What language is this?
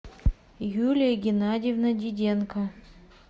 Russian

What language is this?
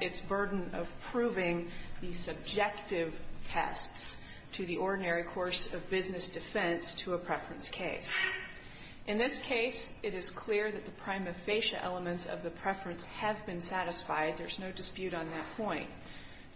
English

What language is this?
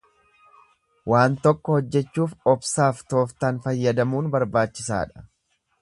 Oromo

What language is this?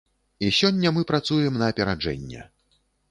Belarusian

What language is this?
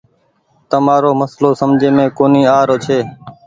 Goaria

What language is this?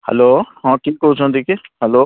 Odia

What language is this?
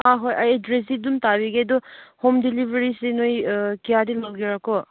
Manipuri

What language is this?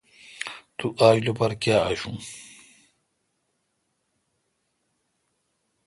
Kalkoti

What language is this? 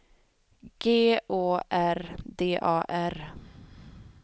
Swedish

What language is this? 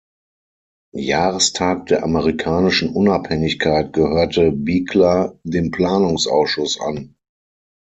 German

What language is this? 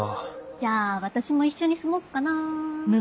Japanese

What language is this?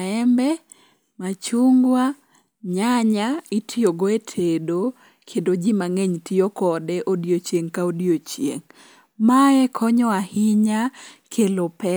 Luo (Kenya and Tanzania)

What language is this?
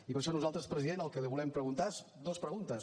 Catalan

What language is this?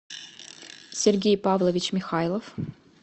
Russian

